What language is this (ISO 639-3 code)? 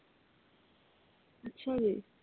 pan